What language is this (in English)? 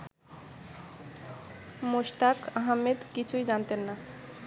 Bangla